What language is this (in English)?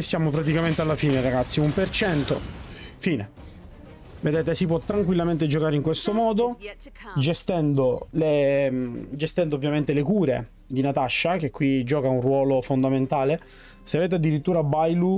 Italian